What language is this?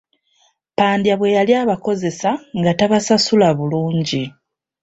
Ganda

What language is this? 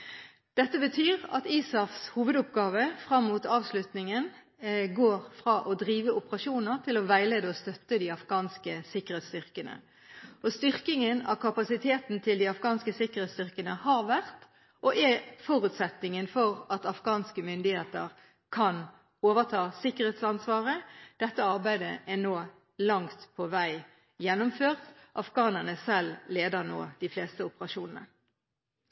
Norwegian Bokmål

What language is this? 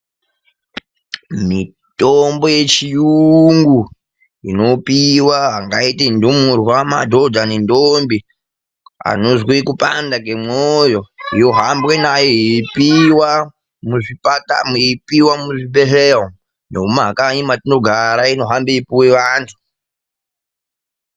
Ndau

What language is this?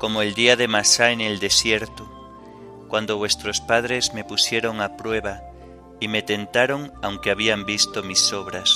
Spanish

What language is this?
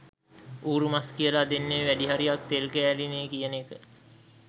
Sinhala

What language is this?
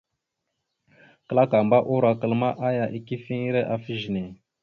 Mada (Cameroon)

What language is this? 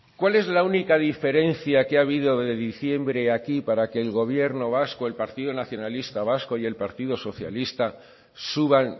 Spanish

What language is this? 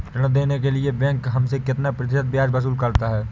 Hindi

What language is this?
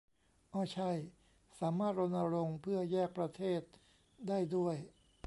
Thai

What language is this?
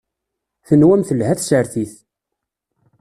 Kabyle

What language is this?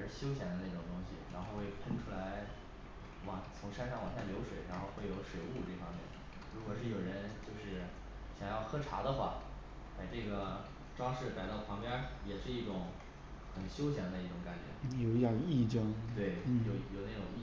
Chinese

